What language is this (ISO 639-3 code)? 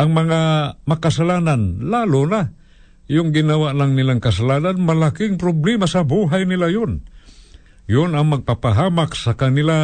fil